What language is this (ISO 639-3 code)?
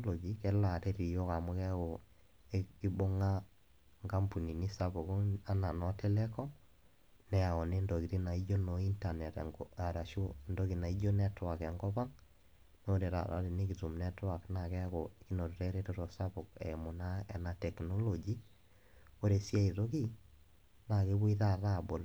mas